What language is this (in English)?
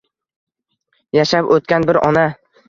Uzbek